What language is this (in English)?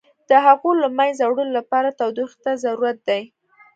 Pashto